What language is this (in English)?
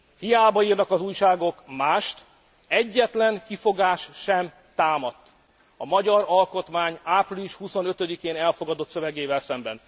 Hungarian